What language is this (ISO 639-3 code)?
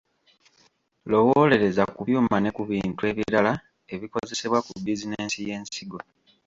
lug